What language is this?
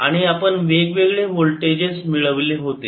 Marathi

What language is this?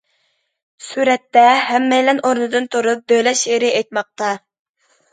Uyghur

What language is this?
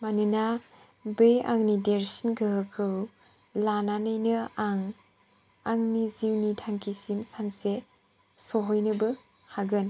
Bodo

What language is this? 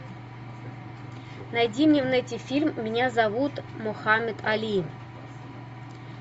Russian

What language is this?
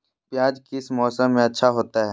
Magahi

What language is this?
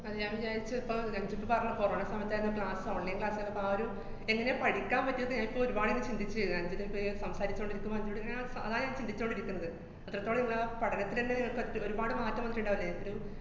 Malayalam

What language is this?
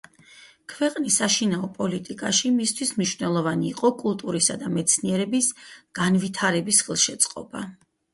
Georgian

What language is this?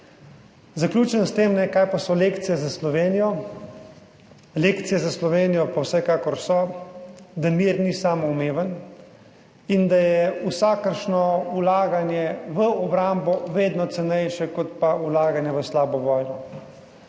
Slovenian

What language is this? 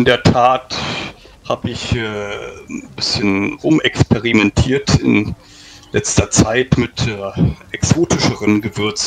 German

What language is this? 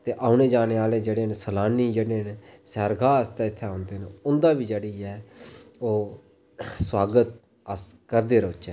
Dogri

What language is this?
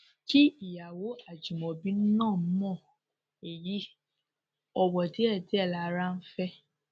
Yoruba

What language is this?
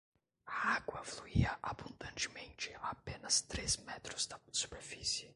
Portuguese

